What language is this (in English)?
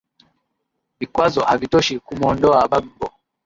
Swahili